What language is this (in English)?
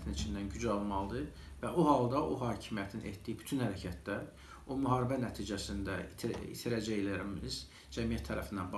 Azerbaijani